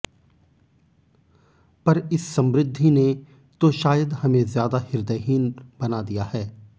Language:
Hindi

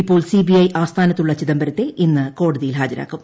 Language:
Malayalam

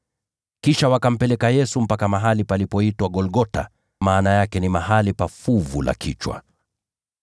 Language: Swahili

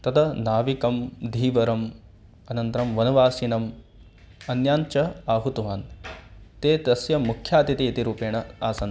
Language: Sanskrit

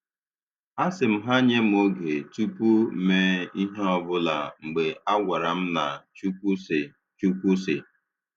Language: Igbo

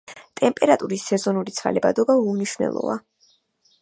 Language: Georgian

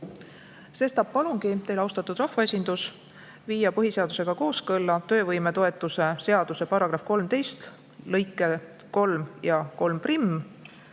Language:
Estonian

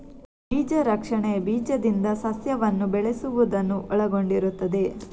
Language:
Kannada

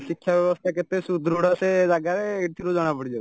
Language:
Odia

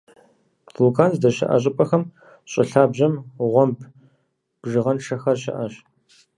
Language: Kabardian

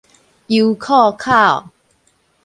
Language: Min Nan Chinese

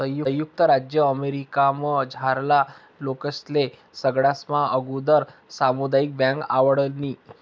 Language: Marathi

